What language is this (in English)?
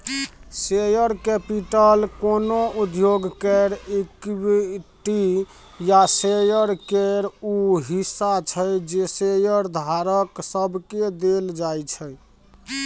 Maithili